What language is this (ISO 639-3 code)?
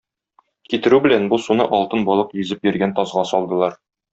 tat